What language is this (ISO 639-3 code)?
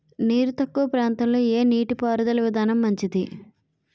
tel